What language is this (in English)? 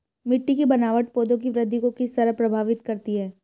Hindi